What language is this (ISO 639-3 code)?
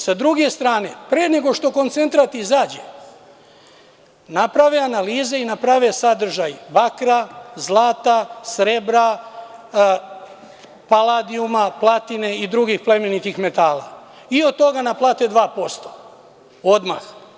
srp